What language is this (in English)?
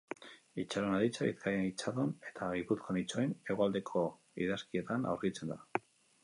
Basque